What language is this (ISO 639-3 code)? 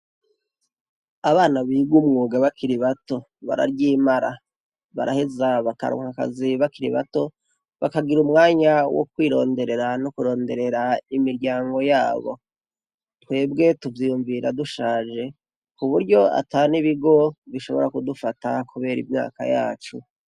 run